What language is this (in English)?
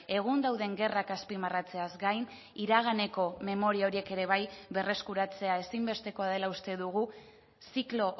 Basque